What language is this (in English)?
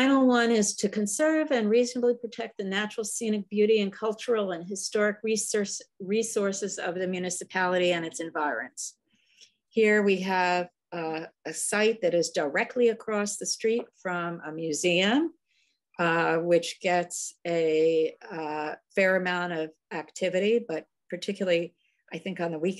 English